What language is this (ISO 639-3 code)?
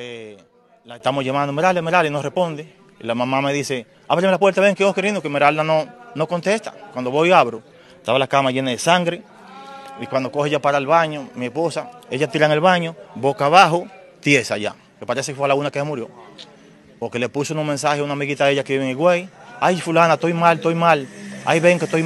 spa